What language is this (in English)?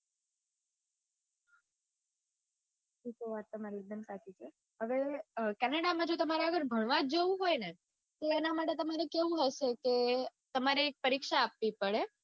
Gujarati